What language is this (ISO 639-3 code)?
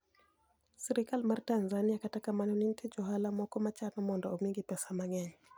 luo